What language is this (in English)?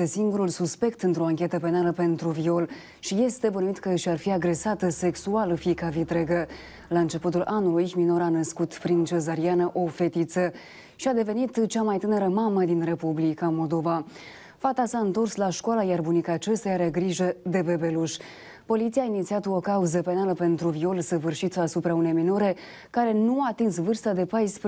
Romanian